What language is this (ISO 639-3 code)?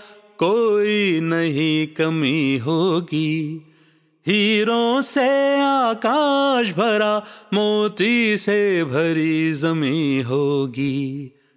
hin